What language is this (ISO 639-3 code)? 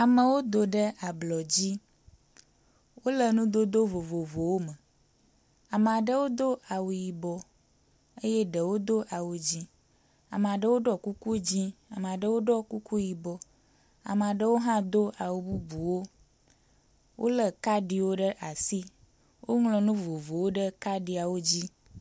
ewe